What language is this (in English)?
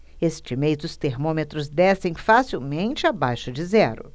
Portuguese